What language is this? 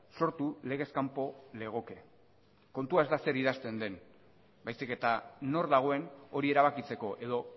Basque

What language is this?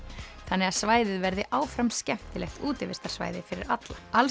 Icelandic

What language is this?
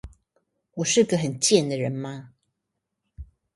Chinese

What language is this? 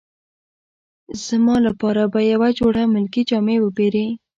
Pashto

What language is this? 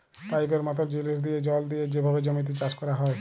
Bangla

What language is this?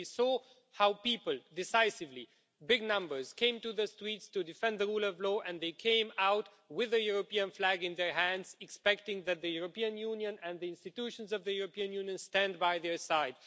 English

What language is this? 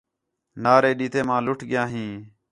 Khetrani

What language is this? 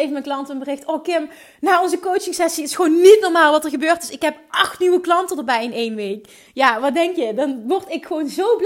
Dutch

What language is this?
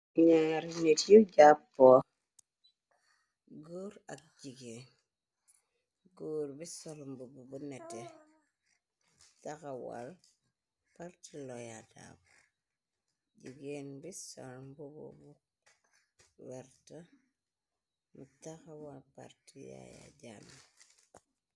Wolof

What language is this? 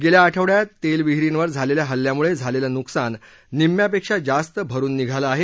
Marathi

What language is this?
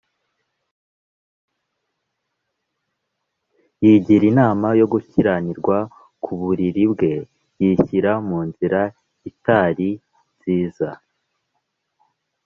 Kinyarwanda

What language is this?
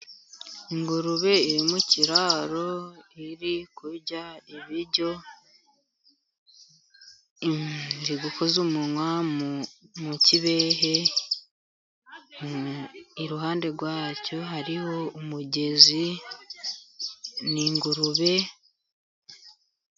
Kinyarwanda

